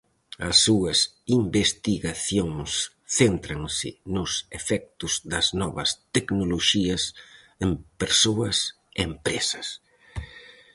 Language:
Galician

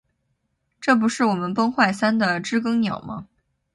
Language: Chinese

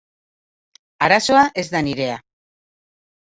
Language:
Basque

